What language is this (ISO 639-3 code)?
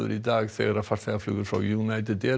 isl